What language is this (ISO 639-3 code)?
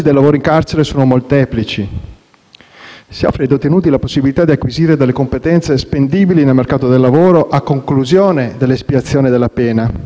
ita